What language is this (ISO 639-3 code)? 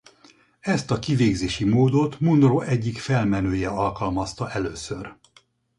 hun